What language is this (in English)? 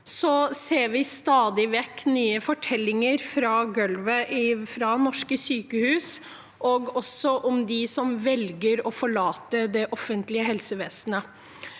Norwegian